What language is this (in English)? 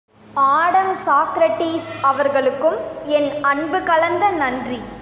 Tamil